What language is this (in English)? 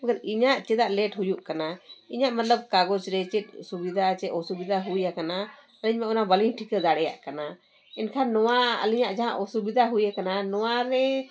Santali